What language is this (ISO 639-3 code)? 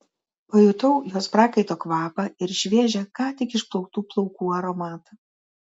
lit